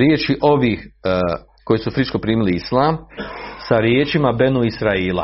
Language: Croatian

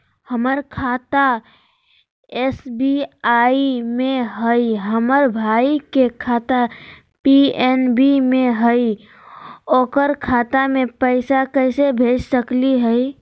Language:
Magahi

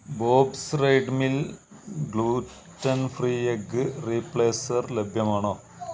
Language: Malayalam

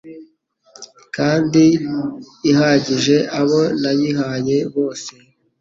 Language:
Kinyarwanda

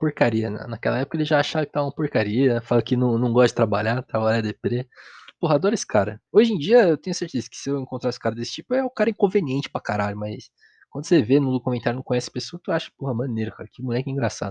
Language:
Portuguese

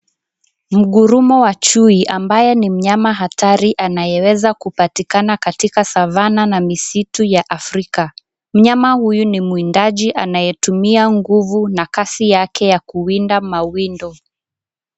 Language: Swahili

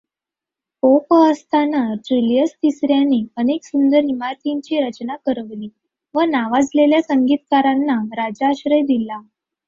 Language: Marathi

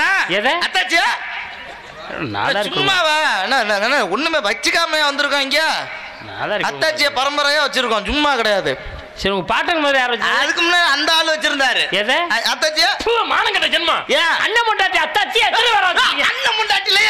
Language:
Arabic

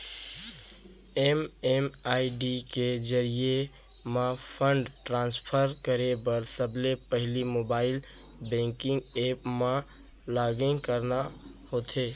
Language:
Chhattisgarhi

